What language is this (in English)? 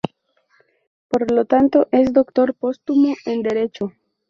Spanish